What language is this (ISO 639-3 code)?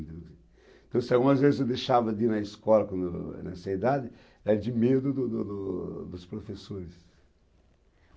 por